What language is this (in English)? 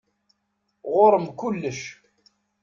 Kabyle